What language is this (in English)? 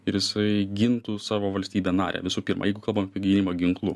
Lithuanian